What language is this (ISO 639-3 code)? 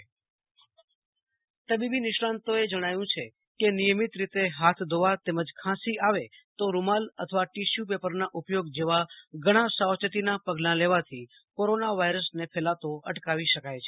guj